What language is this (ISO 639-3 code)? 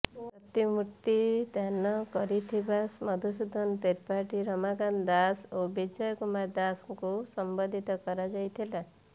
ori